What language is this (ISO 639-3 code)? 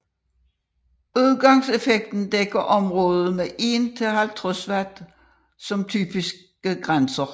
dan